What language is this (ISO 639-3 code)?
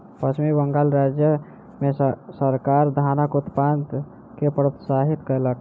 mai